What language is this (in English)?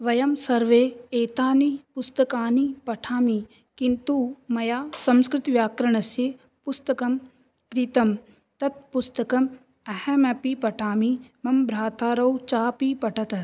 Sanskrit